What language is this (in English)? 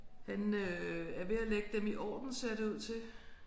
Danish